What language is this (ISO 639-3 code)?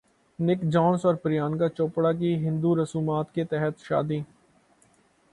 urd